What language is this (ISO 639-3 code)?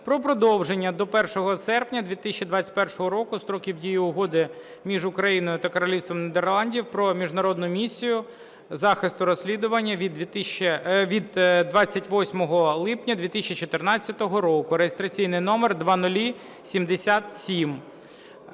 ukr